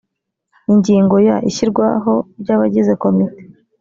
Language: Kinyarwanda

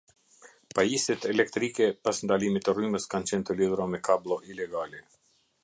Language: Albanian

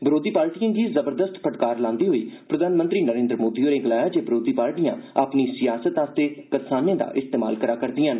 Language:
Dogri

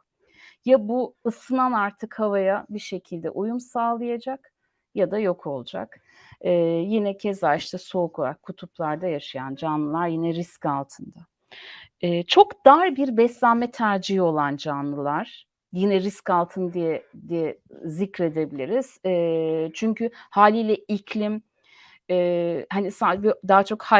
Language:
Turkish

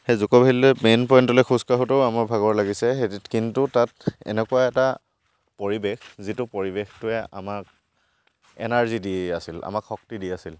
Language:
Assamese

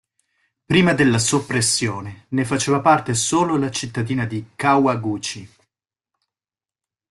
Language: Italian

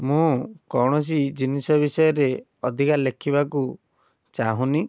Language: Odia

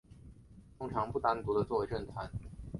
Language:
Chinese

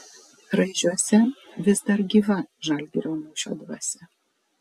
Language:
Lithuanian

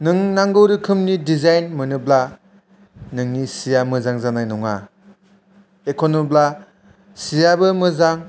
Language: Bodo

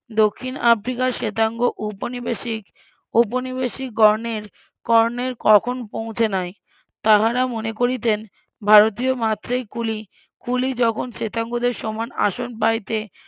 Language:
Bangla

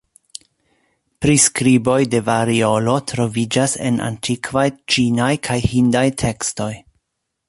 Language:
Esperanto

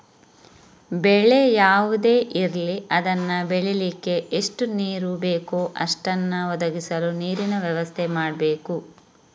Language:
Kannada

